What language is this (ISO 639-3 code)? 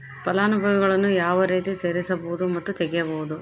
kan